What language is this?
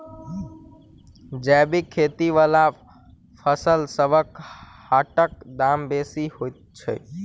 Maithili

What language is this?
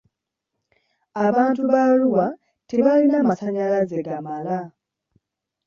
Ganda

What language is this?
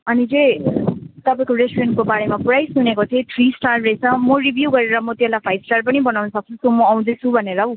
Nepali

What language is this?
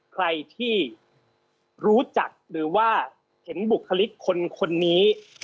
Thai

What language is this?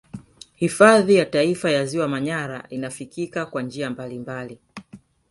Swahili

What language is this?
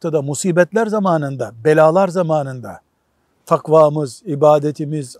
Turkish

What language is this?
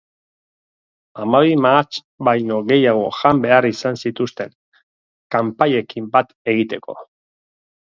Basque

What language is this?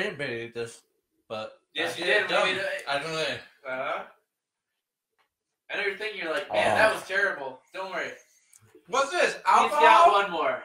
English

